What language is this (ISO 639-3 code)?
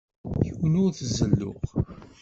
kab